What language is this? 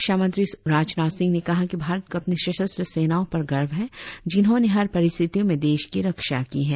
Hindi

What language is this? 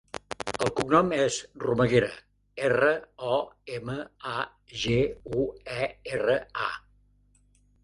Catalan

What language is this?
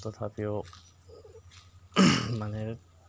Assamese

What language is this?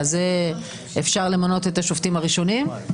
Hebrew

